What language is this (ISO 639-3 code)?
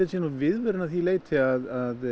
isl